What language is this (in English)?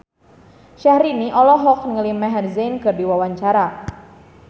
Sundanese